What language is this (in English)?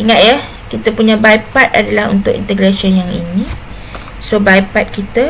Malay